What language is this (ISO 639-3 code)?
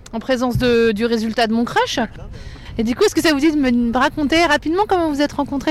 fra